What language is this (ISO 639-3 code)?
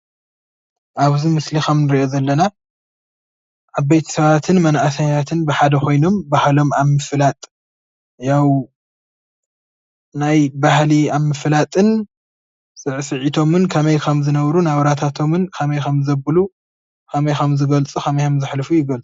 tir